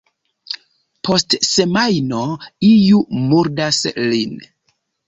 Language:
Esperanto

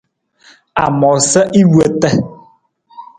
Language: Nawdm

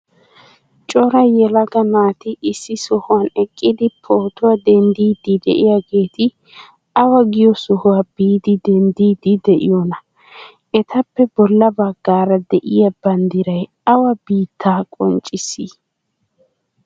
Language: Wolaytta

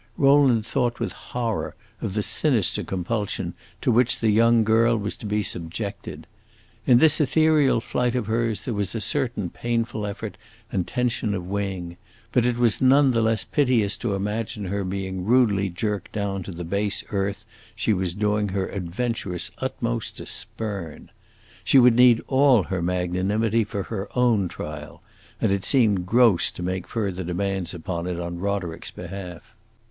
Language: English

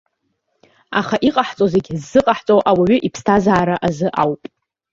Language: Abkhazian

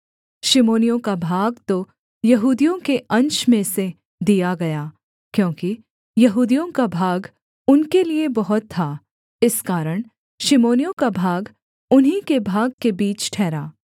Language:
Hindi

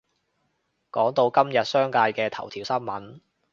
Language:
Cantonese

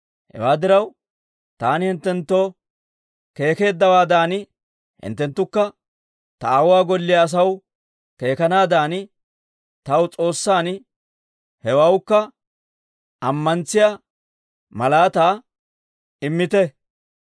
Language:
Dawro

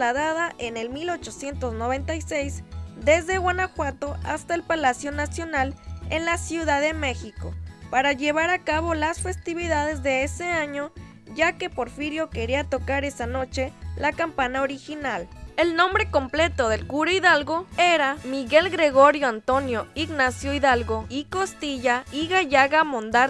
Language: Spanish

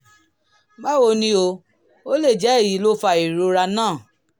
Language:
Yoruba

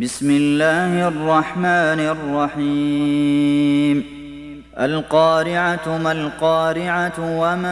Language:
Arabic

